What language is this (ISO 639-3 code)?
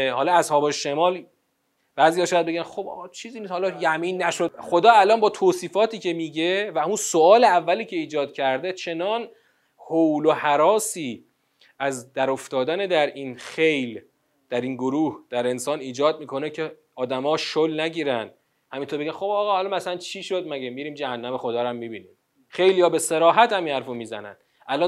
fas